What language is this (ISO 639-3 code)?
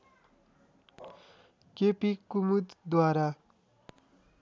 nep